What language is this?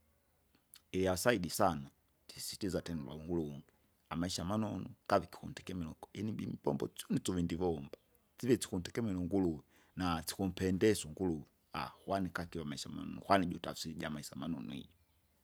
Kinga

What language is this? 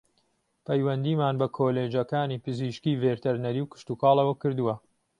Central Kurdish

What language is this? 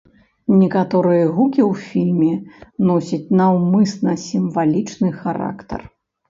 Belarusian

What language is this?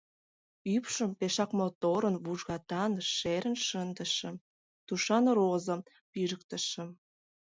Mari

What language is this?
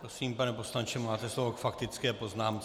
Czech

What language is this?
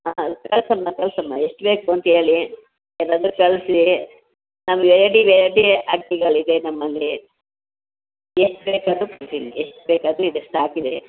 Kannada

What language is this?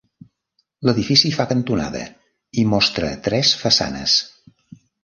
Catalan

